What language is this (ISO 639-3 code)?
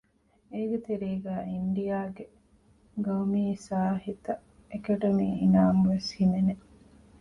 div